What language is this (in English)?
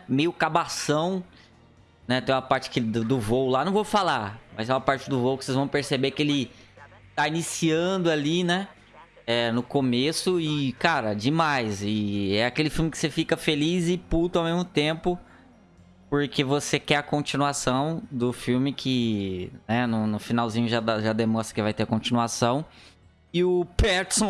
Portuguese